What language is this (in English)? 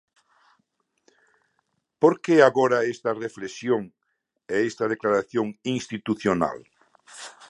Galician